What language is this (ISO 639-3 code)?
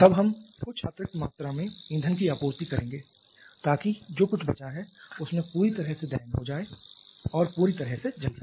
hin